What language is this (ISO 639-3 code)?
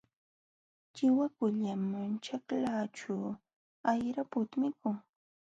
qxw